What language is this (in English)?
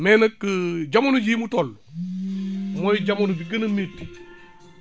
Wolof